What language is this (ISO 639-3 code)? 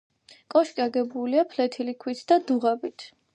kat